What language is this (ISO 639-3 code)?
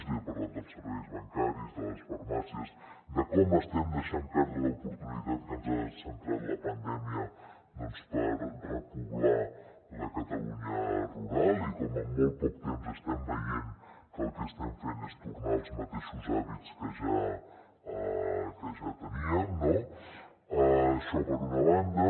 cat